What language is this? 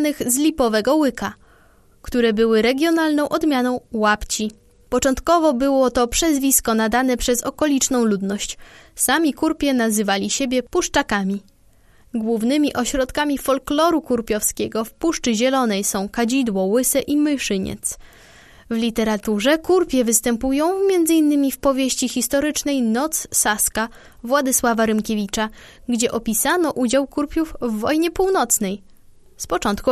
Polish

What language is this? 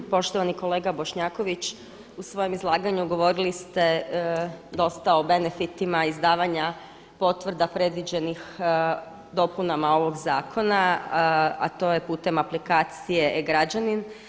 Croatian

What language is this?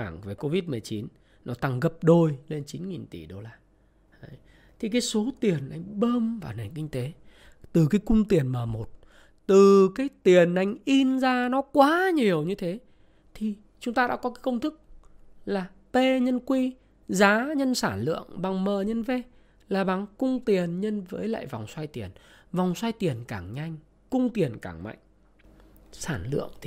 Vietnamese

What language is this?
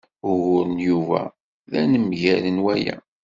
Kabyle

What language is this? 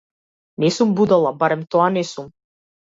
Macedonian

